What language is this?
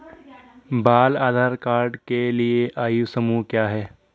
Hindi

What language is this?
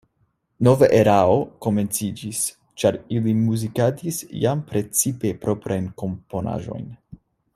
Esperanto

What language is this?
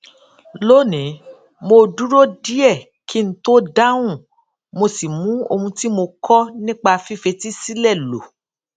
Yoruba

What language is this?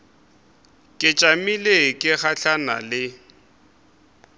Northern Sotho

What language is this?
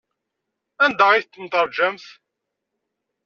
Kabyle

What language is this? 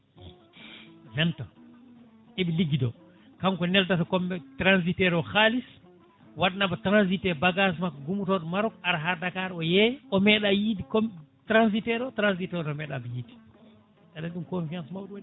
Fula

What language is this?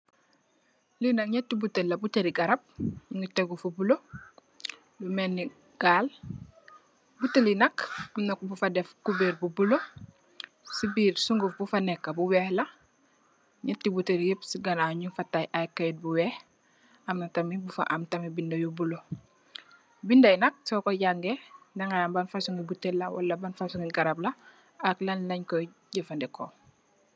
Wolof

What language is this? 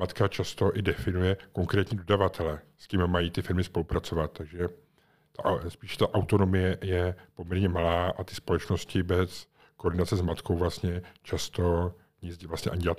Czech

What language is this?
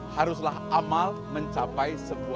Indonesian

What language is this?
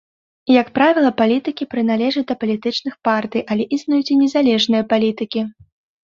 Belarusian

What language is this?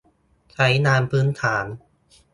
Thai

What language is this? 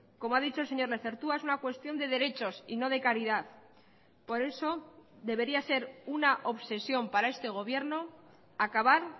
Spanish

